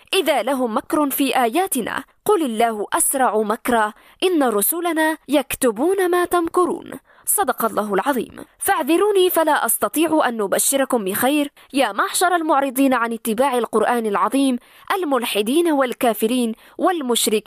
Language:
Arabic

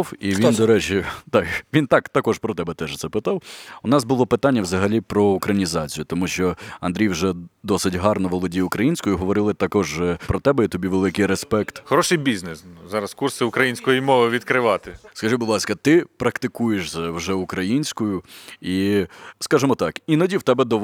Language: Ukrainian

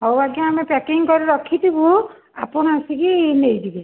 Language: Odia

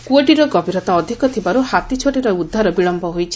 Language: Odia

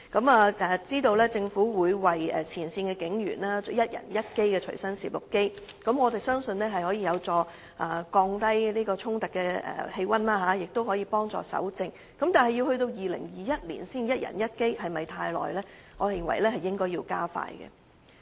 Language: Cantonese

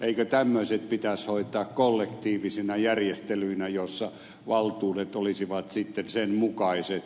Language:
Finnish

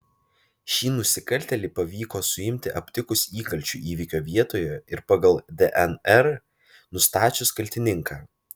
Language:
Lithuanian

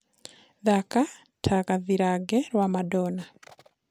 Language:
Kikuyu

